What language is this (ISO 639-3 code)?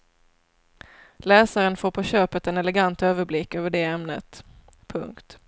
swe